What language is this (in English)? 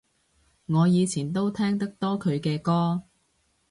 Cantonese